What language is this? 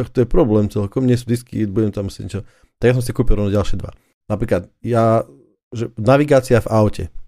Slovak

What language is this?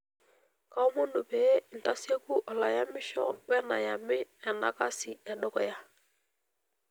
Masai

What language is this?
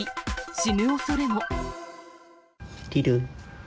Japanese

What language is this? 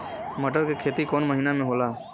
Bhojpuri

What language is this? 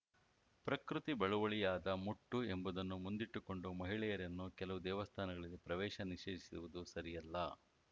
Kannada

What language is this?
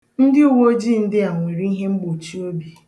Igbo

